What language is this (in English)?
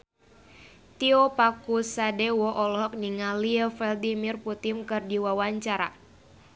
Sundanese